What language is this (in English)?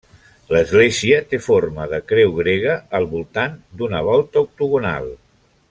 Catalan